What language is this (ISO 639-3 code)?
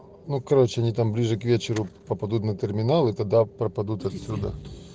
rus